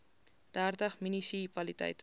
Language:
Afrikaans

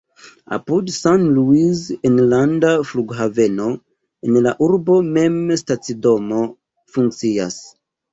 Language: Esperanto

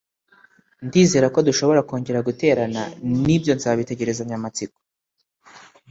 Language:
Kinyarwanda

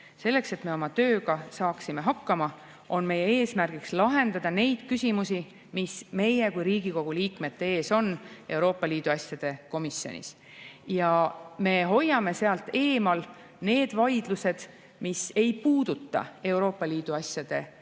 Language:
Estonian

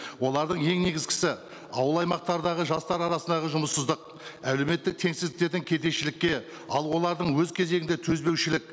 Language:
Kazakh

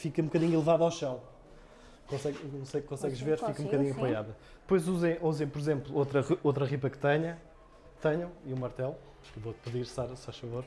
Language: Portuguese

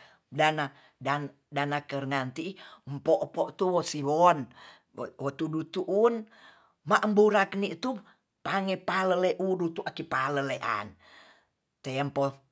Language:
Tonsea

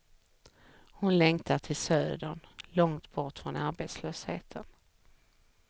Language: Swedish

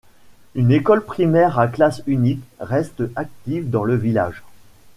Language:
French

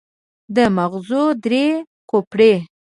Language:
Pashto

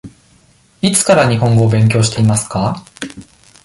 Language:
Japanese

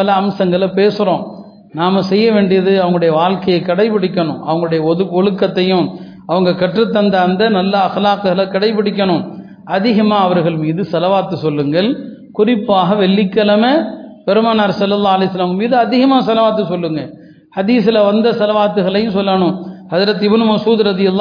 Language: Tamil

